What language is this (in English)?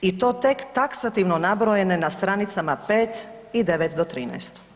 Croatian